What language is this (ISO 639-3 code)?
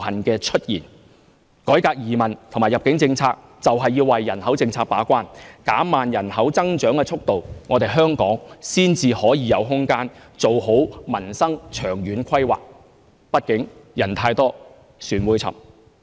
yue